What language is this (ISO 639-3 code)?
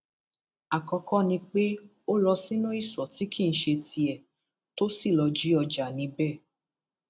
yor